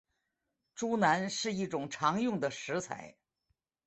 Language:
Chinese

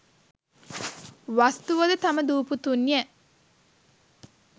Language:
Sinhala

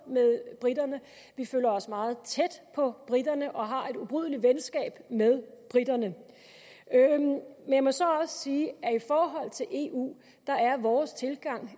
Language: Danish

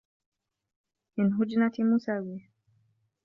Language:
Arabic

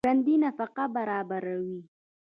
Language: Pashto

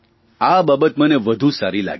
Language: Gujarati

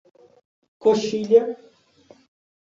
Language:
Portuguese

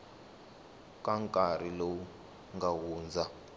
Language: Tsonga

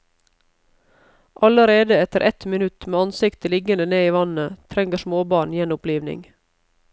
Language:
Norwegian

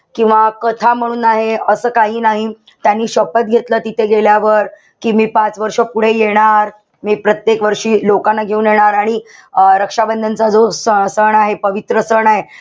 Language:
Marathi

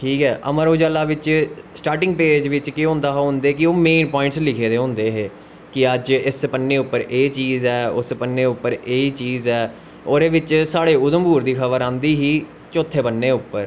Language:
Dogri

